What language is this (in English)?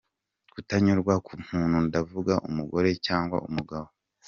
Kinyarwanda